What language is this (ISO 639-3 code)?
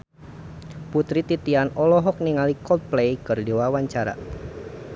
sun